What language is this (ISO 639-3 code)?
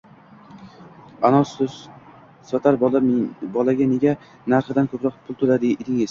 uzb